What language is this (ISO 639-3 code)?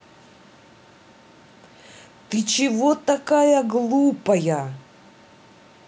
rus